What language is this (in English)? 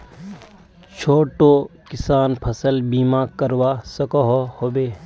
Magahi